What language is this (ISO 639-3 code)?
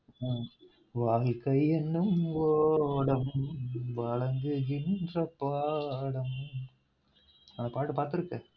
tam